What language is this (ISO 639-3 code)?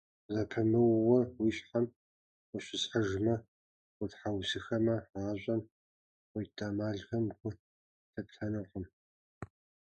kbd